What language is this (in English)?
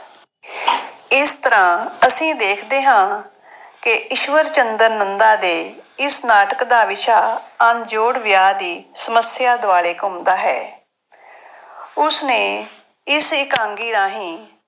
Punjabi